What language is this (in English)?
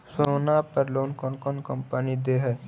Magahi